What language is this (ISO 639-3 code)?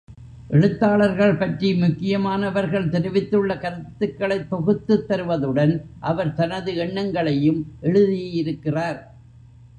tam